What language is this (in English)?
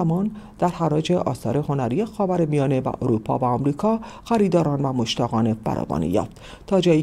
Persian